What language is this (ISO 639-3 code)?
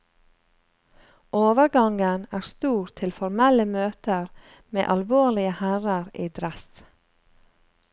nor